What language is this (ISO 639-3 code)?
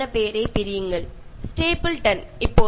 mal